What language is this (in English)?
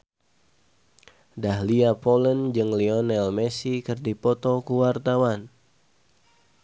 Sundanese